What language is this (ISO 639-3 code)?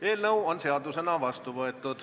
est